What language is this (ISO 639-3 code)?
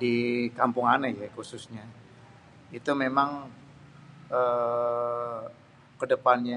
bew